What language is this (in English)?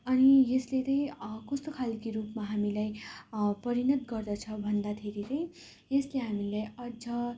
Nepali